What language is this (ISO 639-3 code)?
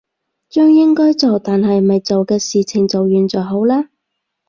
yue